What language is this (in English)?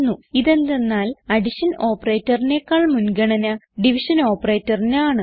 Malayalam